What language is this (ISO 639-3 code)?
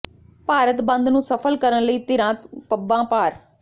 pan